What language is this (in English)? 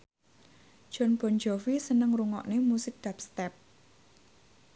Javanese